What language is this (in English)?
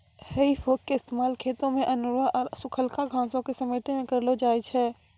Maithili